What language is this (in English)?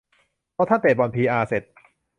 Thai